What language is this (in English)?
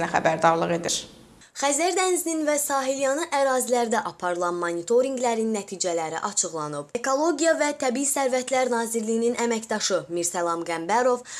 Azerbaijani